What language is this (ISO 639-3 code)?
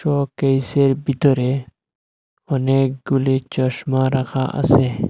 ben